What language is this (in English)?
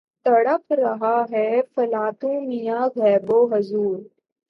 Urdu